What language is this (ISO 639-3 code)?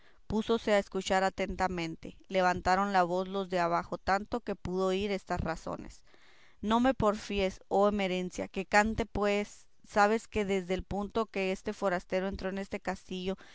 spa